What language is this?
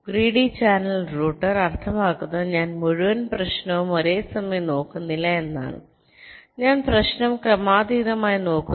Malayalam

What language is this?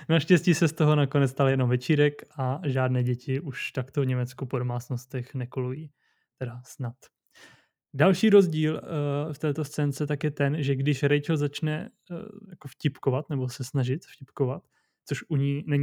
Czech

